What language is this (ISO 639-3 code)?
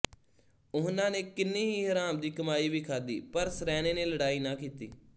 pan